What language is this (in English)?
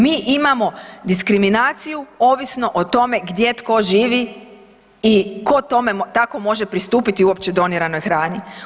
Croatian